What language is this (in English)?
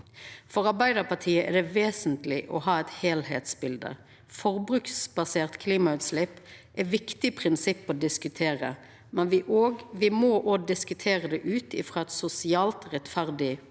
Norwegian